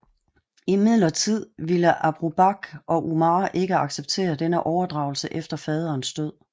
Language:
Danish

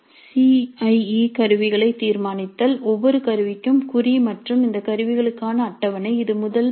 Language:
Tamil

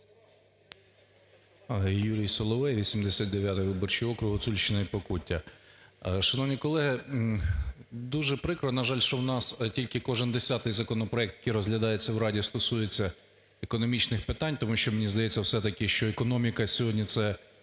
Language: Ukrainian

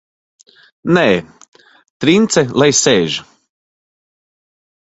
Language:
Latvian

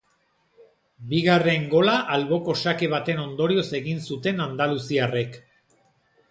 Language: Basque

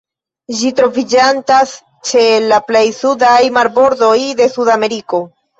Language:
Esperanto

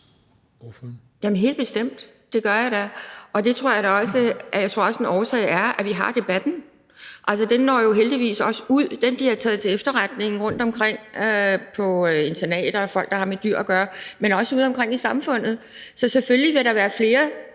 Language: Danish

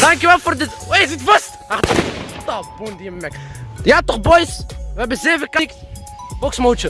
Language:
Dutch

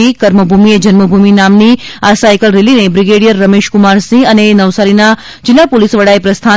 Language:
Gujarati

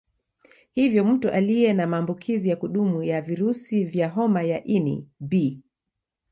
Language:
Swahili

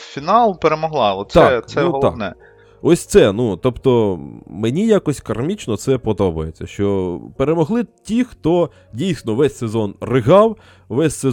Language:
Ukrainian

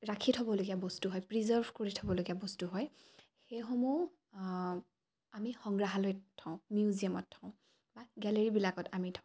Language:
Assamese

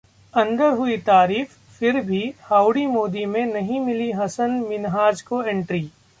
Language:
Hindi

